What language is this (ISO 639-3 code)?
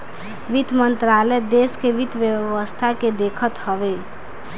bho